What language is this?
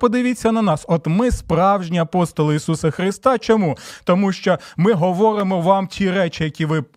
Ukrainian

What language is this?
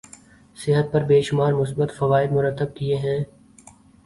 Urdu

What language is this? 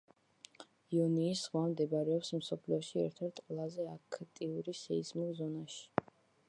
Georgian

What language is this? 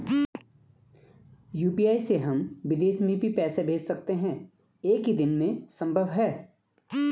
Hindi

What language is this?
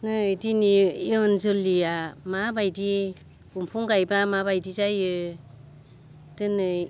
Bodo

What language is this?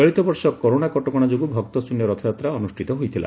Odia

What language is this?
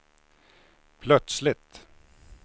Swedish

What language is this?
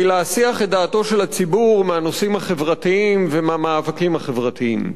Hebrew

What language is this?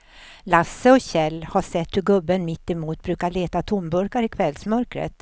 Swedish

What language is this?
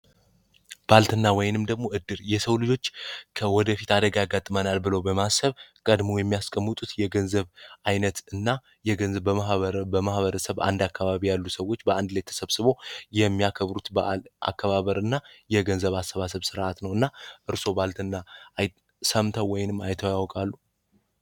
Amharic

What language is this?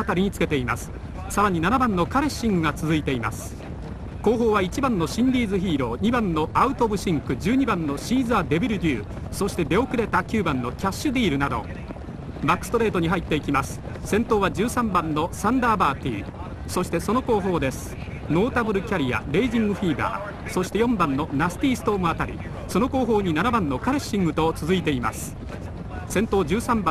Japanese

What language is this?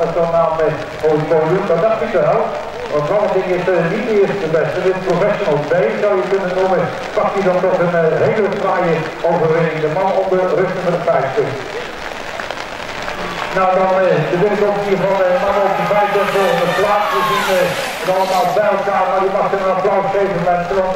Dutch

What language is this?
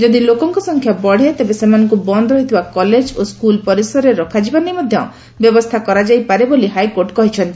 Odia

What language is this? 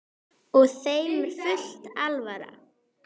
Icelandic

